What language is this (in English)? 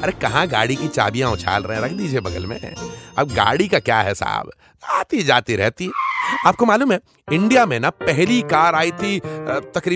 Hindi